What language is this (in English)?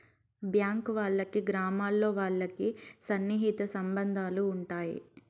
Telugu